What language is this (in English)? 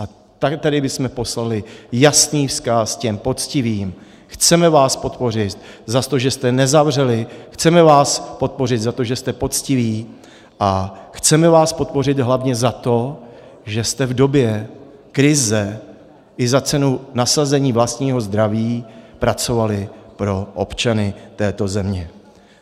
Czech